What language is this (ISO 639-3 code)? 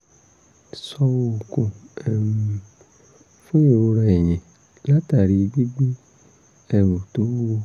yor